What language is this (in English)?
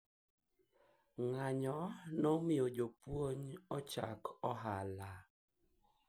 Luo (Kenya and Tanzania)